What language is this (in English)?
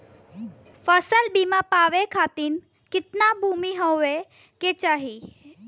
Bhojpuri